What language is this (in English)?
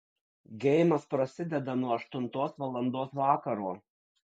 Lithuanian